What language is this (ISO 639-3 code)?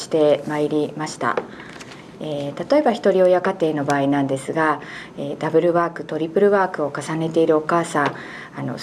jpn